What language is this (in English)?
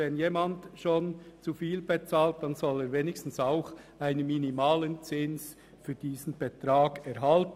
Swiss German